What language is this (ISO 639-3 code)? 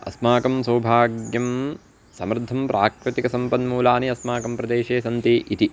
san